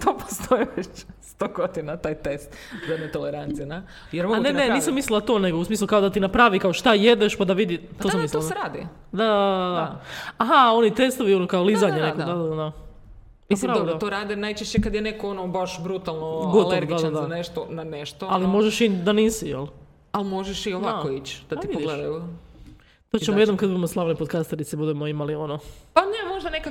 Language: Croatian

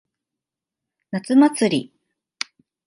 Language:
Japanese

